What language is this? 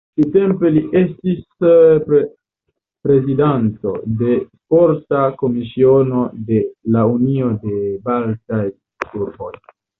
Esperanto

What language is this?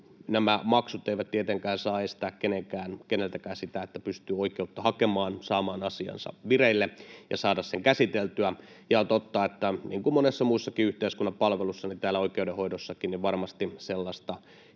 Finnish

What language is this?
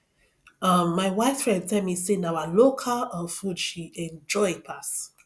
Nigerian Pidgin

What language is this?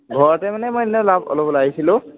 Assamese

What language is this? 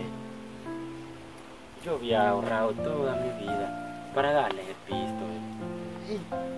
Spanish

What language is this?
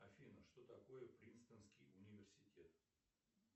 Russian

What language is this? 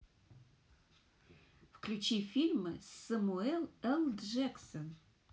Russian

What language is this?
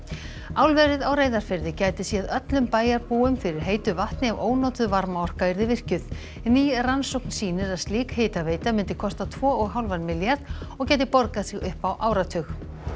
Icelandic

